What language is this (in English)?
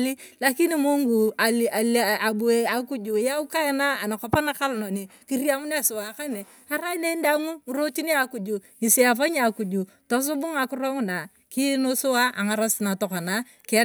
Turkana